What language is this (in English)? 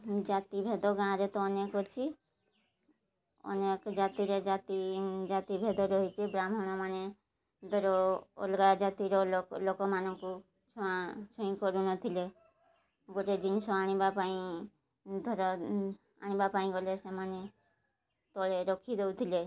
Odia